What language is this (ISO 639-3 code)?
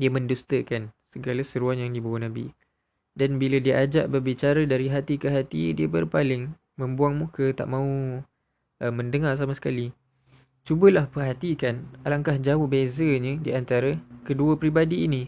msa